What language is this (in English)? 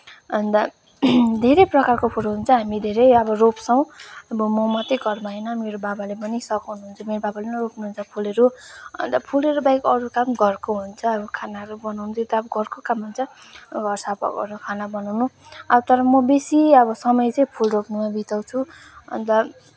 Nepali